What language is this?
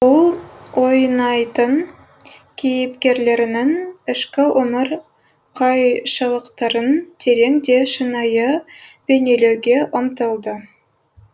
Kazakh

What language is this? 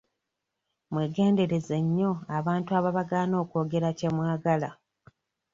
Ganda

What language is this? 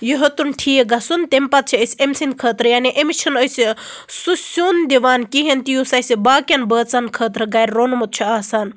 Kashmiri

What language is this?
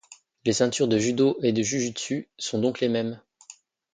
French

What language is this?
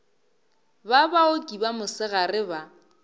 Northern Sotho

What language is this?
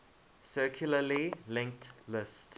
English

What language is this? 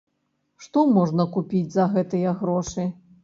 Belarusian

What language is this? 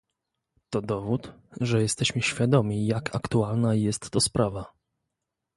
Polish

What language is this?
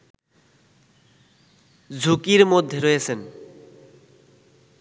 Bangla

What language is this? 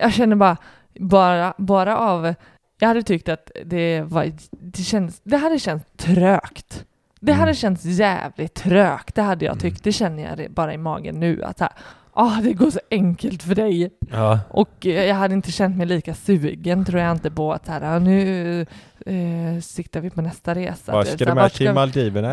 Swedish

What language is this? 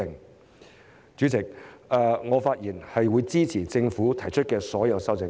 Cantonese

